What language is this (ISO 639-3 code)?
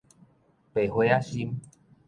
nan